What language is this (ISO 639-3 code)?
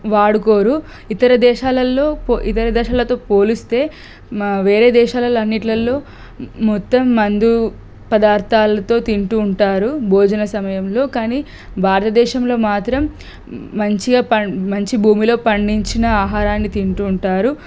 tel